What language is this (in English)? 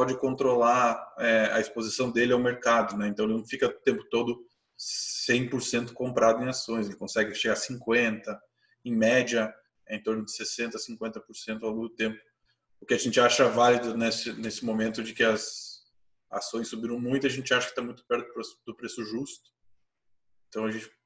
Portuguese